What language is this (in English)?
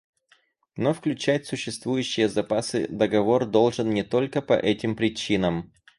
Russian